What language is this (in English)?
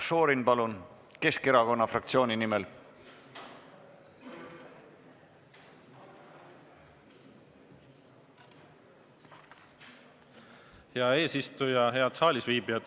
Estonian